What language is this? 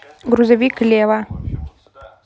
Russian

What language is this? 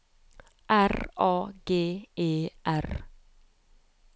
Norwegian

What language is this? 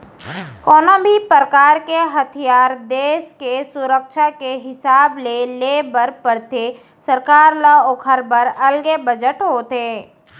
Chhattisgarhi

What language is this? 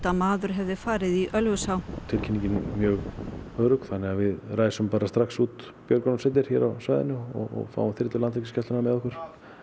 Icelandic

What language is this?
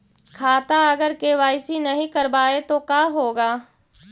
Magahi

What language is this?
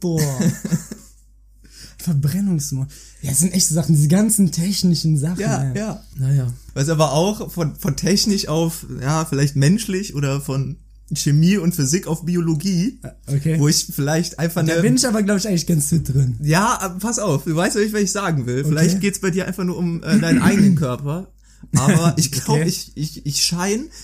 German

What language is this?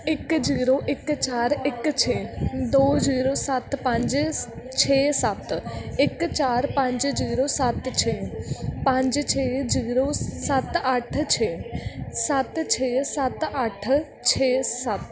Punjabi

